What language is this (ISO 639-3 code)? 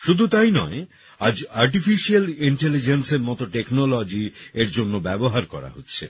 ben